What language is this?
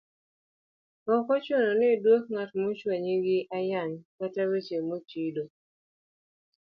Luo (Kenya and Tanzania)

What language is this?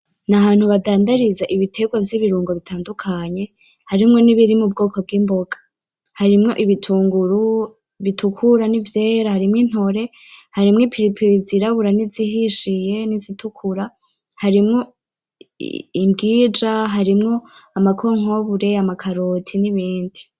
Rundi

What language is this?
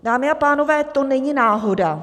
Czech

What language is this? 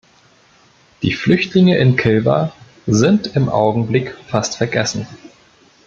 German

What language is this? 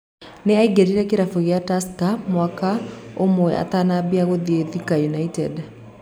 Kikuyu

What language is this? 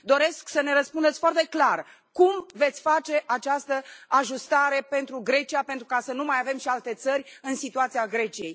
Romanian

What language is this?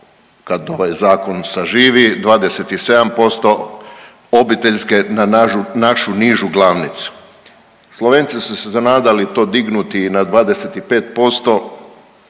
Croatian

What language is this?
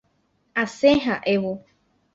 Guarani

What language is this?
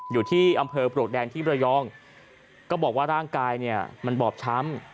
Thai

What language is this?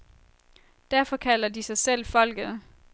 Danish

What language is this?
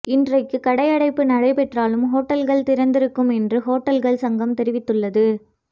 Tamil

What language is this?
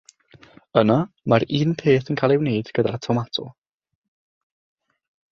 Welsh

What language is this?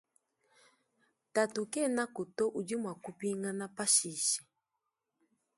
Luba-Lulua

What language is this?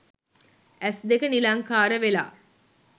Sinhala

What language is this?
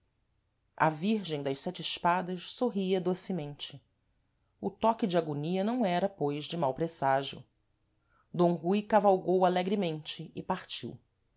Portuguese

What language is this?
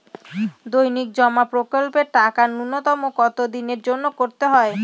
Bangla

